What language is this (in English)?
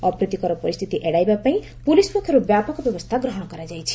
Odia